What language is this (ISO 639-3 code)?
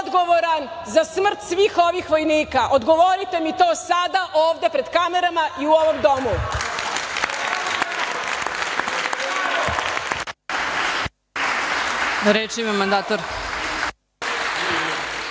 srp